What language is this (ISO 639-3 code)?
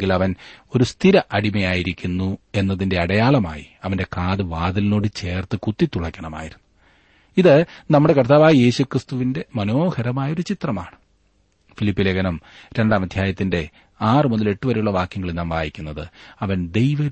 mal